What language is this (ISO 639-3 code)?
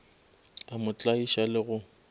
nso